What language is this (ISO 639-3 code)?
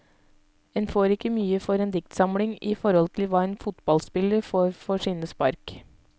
nor